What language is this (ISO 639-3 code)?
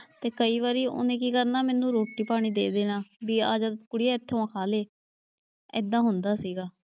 pan